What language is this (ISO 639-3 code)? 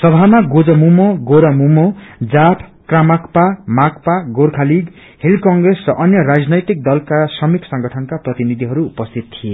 nep